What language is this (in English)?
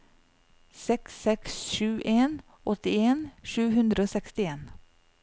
Norwegian